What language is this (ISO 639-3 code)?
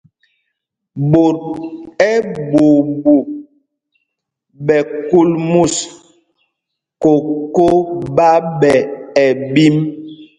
mgg